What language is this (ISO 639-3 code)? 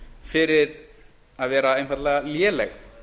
isl